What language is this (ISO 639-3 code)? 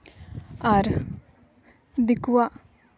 sat